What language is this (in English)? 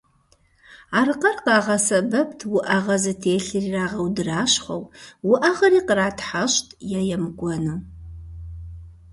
Kabardian